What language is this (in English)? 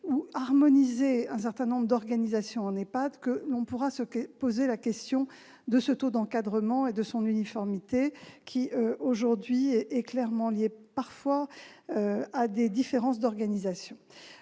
French